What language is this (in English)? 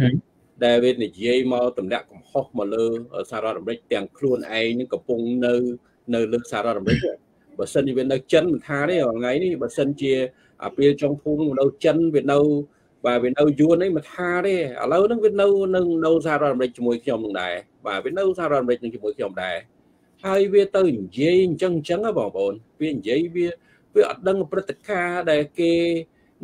Vietnamese